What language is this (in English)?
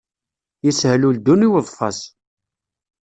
Kabyle